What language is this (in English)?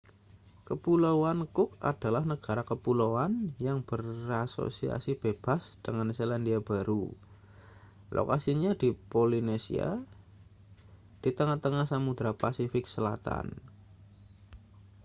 Indonesian